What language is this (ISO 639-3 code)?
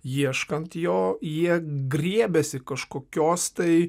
lit